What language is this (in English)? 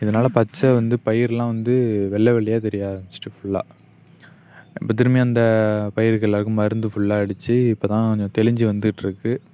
Tamil